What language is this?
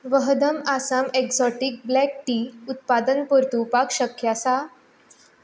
Konkani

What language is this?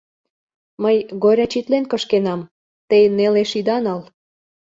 Mari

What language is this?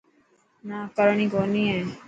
Dhatki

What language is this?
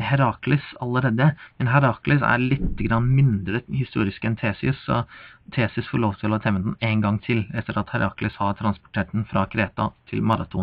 Norwegian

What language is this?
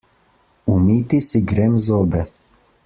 Slovenian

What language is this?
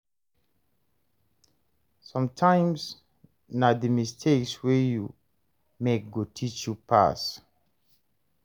Nigerian Pidgin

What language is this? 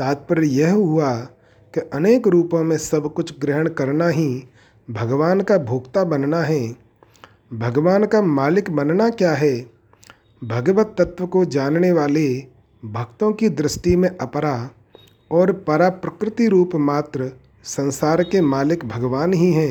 Hindi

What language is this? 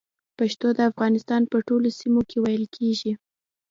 Pashto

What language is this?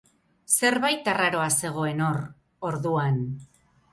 Basque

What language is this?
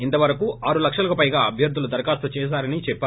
Telugu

